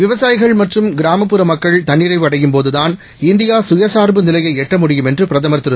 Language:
Tamil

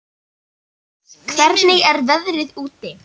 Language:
Icelandic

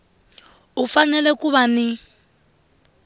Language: Tsonga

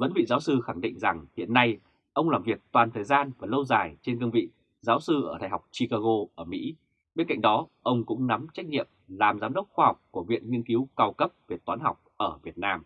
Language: Vietnamese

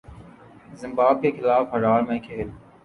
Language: Urdu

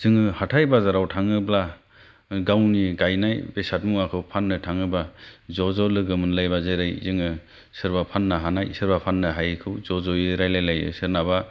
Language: Bodo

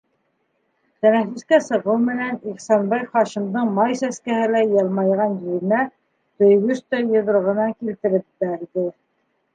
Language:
Bashkir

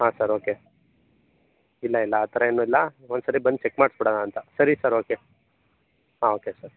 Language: Kannada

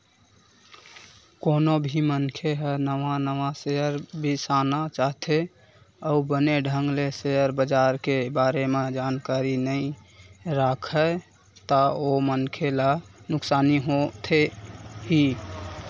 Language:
Chhattisgarhi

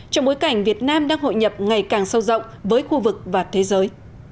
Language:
Vietnamese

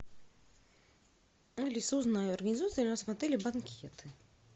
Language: Russian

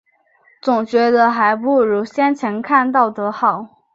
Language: Chinese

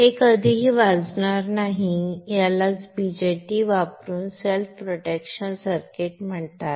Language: Marathi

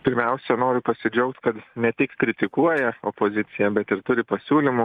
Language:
Lithuanian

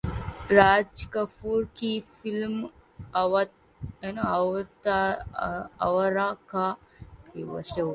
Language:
Hindi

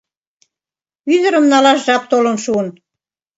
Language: Mari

